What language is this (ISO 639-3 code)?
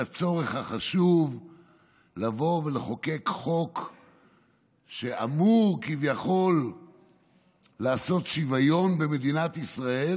heb